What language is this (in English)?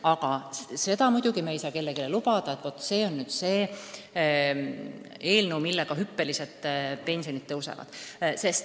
Estonian